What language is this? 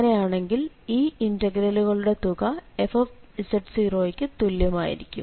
Malayalam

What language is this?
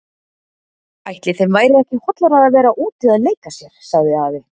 Icelandic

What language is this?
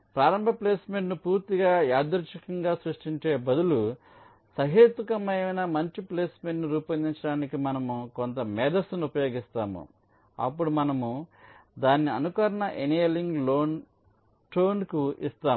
Telugu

